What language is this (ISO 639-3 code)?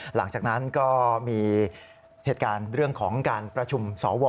tha